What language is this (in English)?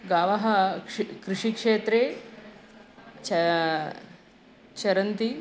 Sanskrit